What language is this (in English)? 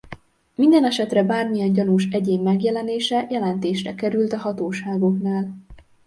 Hungarian